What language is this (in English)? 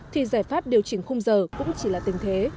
Vietnamese